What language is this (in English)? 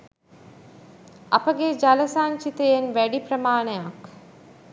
Sinhala